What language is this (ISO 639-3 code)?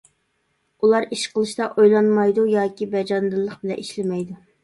uig